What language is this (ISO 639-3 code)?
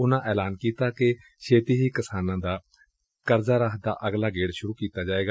pan